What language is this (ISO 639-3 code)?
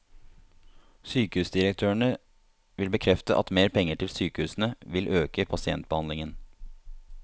nor